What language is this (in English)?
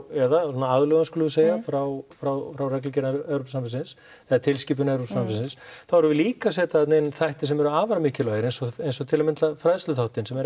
Icelandic